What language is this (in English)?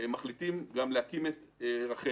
Hebrew